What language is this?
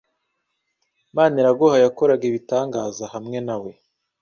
Kinyarwanda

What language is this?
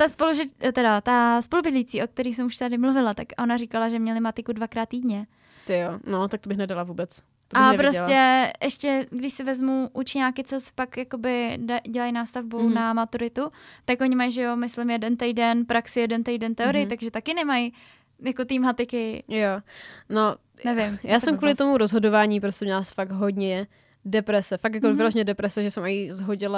Czech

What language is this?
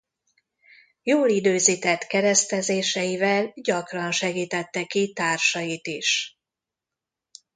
Hungarian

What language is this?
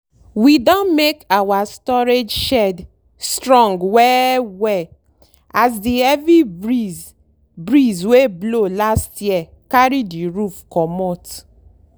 Nigerian Pidgin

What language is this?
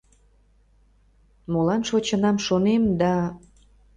Mari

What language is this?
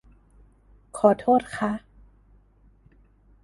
Thai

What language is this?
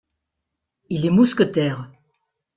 French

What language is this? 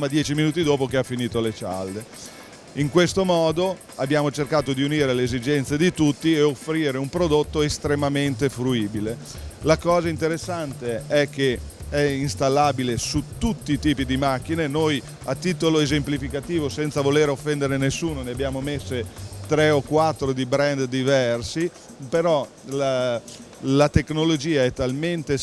Italian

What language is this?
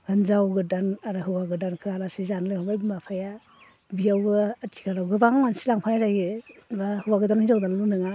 Bodo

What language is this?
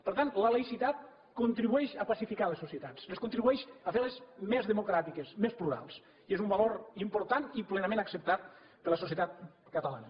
Catalan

